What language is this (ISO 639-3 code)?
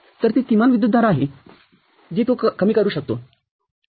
mar